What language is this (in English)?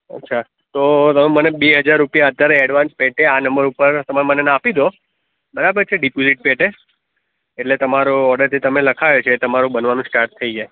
Gujarati